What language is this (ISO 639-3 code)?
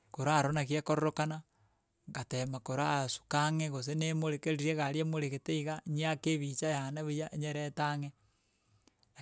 guz